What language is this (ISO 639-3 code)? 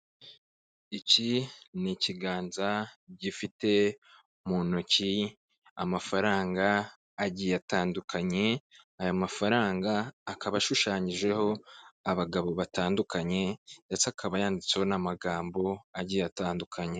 kin